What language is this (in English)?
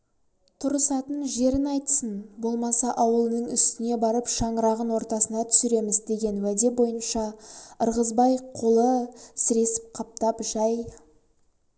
Kazakh